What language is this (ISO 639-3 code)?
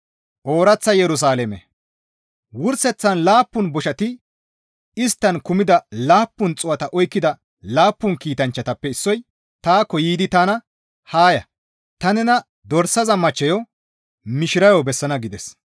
gmv